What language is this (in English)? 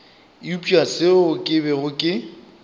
Northern Sotho